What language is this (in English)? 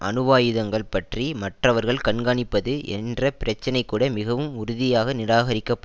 Tamil